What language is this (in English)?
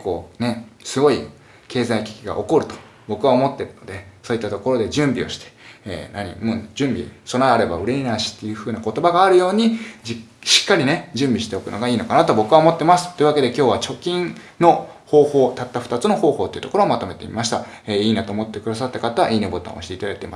Japanese